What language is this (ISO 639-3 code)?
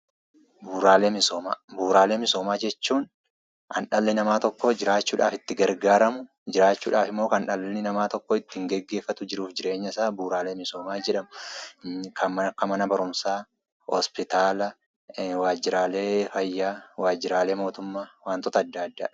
orm